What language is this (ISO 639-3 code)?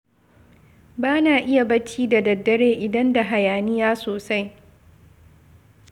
hau